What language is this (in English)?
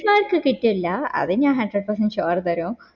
Malayalam